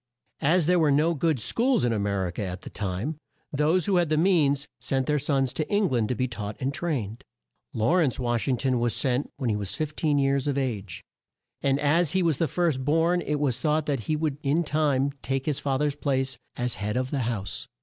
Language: English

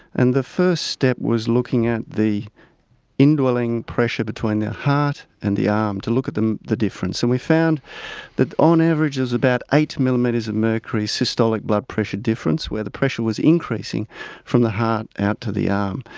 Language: English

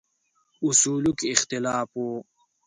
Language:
Pashto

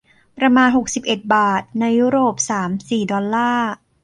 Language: Thai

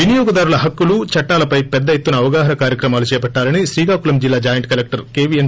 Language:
Telugu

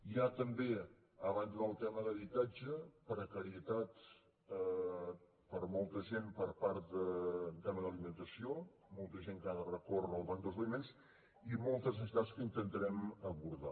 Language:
Catalan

